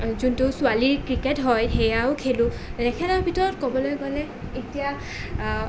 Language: Assamese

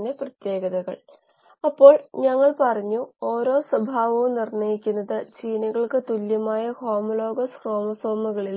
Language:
Malayalam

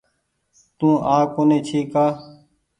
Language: Goaria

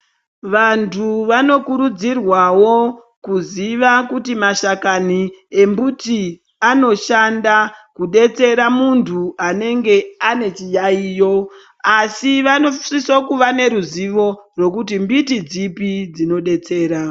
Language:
Ndau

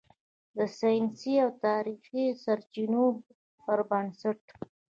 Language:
Pashto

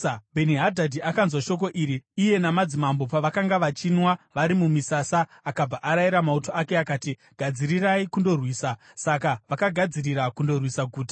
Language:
Shona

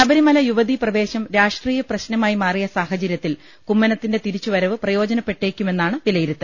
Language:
Malayalam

